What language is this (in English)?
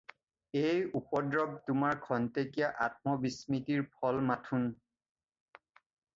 Assamese